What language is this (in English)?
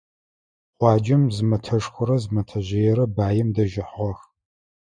Adyghe